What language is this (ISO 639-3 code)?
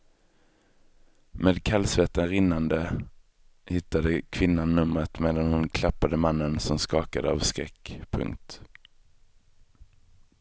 swe